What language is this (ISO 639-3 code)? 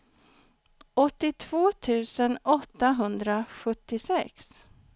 swe